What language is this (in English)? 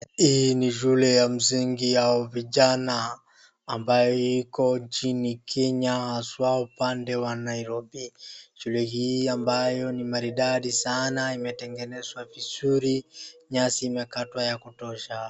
Swahili